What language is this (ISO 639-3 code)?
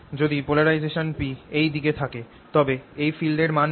ben